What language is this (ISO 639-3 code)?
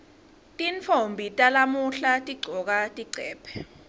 ssw